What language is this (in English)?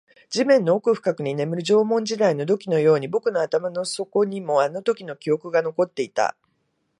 Japanese